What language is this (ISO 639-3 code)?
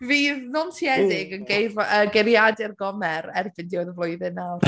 cym